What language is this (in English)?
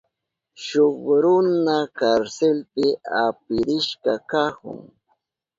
Southern Pastaza Quechua